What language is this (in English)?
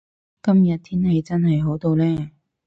Cantonese